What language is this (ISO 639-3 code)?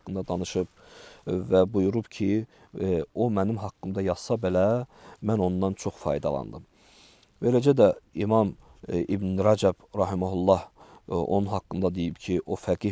tur